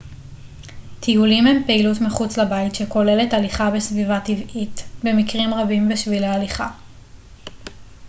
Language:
Hebrew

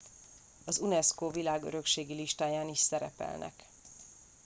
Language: Hungarian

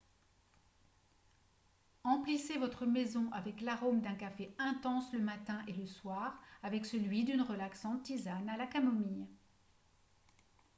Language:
French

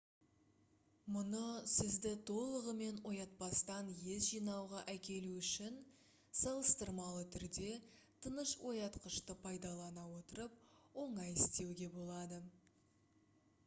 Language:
Kazakh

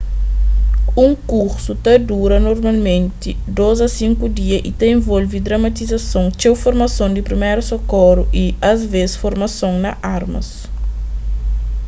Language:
Kabuverdianu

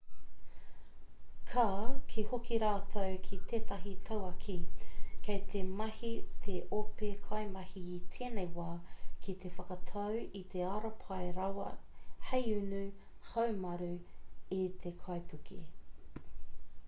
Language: Māori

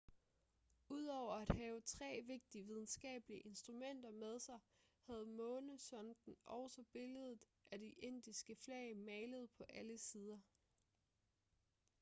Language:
Danish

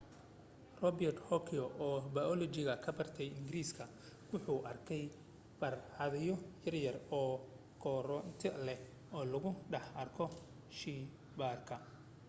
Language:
Somali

